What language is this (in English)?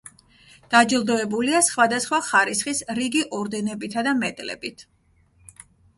Georgian